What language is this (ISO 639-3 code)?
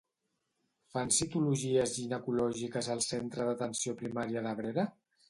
cat